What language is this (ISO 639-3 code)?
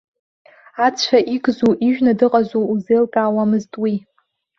abk